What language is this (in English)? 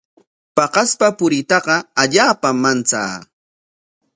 Corongo Ancash Quechua